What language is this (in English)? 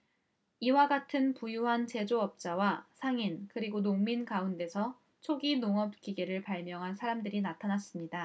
Korean